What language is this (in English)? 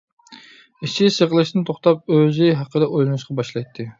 Uyghur